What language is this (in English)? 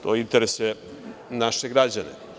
Serbian